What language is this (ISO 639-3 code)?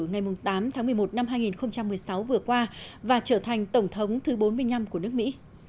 vie